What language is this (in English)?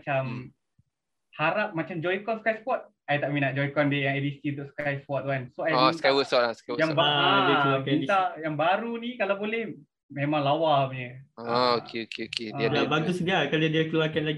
Malay